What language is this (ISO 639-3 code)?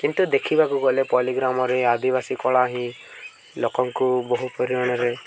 ori